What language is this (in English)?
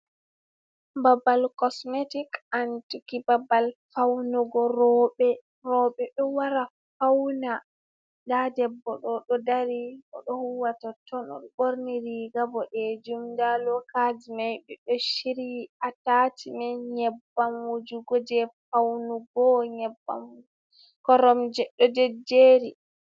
Fula